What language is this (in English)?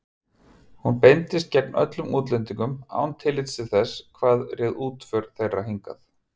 Icelandic